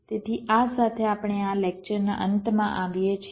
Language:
Gujarati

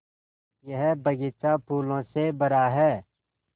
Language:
Hindi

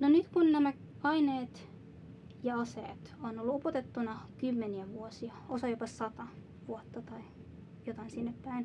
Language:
Finnish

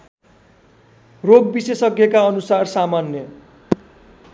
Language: Nepali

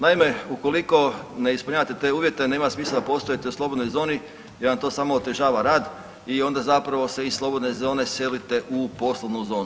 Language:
Croatian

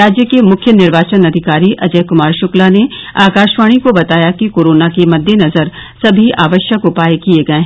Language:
Hindi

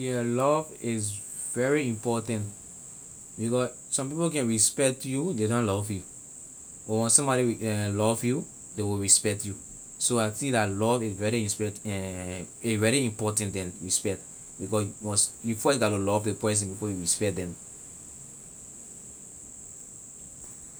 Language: Liberian English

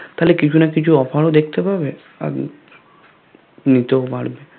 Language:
Bangla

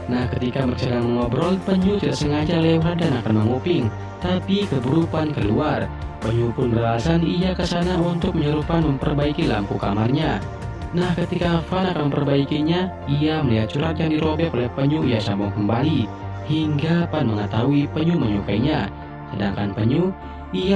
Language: Indonesian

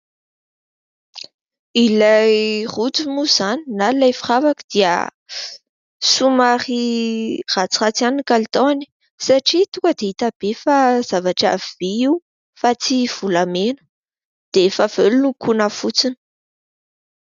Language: Malagasy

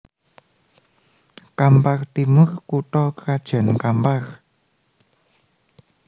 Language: Javanese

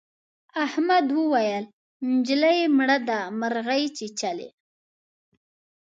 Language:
Pashto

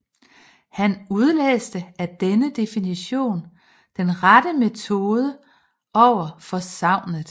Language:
Danish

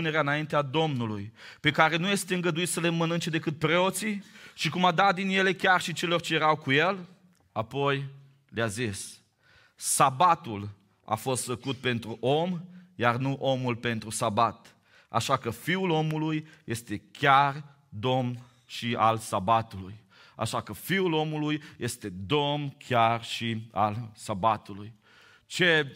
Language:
Romanian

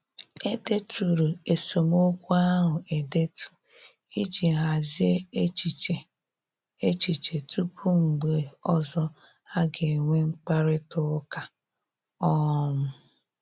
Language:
Igbo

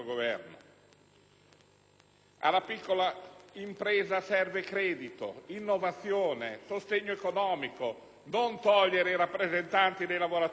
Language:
Italian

